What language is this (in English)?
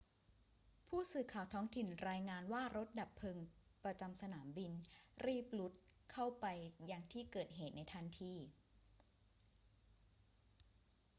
Thai